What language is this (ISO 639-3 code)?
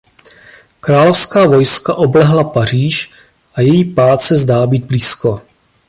ces